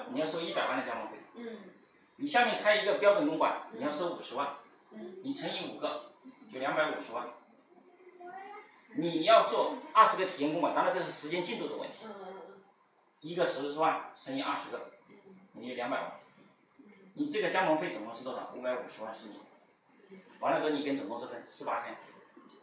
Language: Chinese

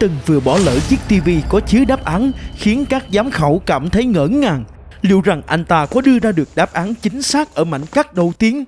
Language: Vietnamese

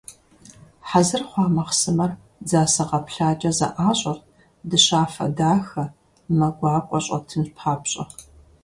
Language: Kabardian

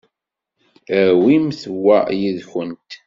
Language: Kabyle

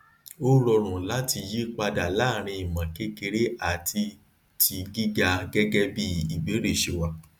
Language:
Yoruba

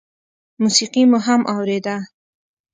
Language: Pashto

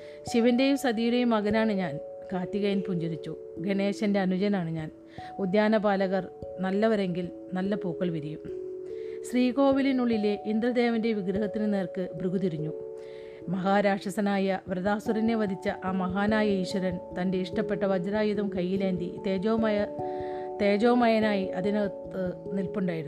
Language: Malayalam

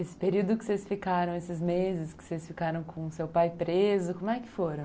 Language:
Portuguese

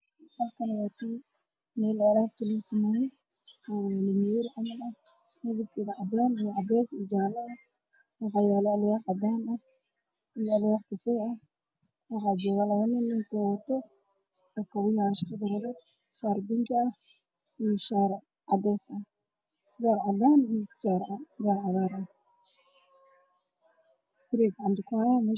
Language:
Somali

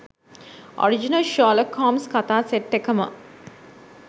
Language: Sinhala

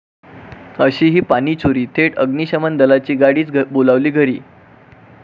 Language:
Marathi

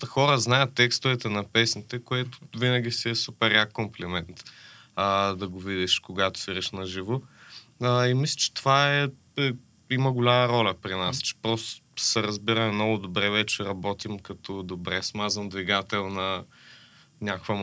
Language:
Bulgarian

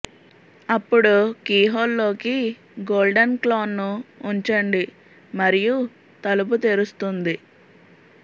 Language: Telugu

